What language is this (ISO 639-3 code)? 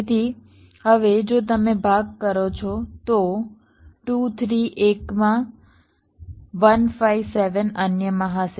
guj